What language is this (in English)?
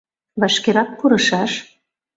Mari